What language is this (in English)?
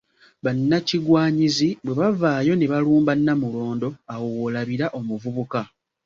Ganda